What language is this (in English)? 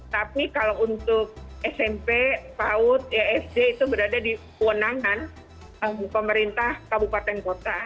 Indonesian